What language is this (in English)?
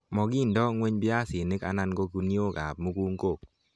Kalenjin